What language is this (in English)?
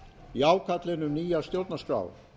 Icelandic